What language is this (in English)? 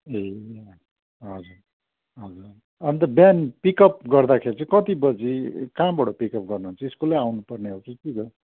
Nepali